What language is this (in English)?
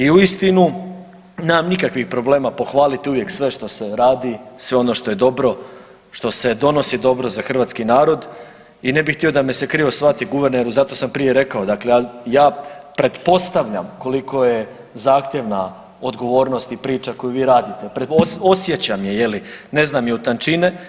Croatian